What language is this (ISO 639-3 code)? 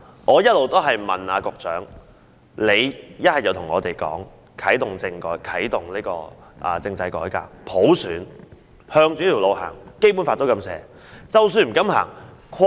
yue